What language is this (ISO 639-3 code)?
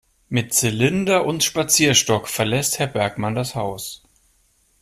deu